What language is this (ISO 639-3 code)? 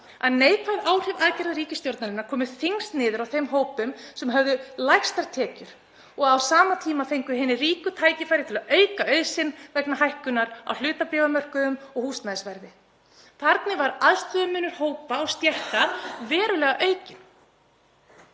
isl